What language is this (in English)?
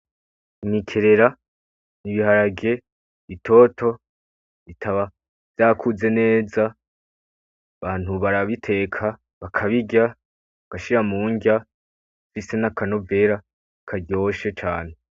Rundi